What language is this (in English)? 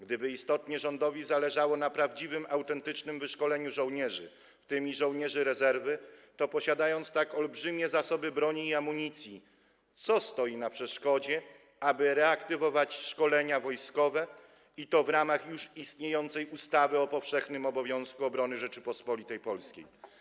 Polish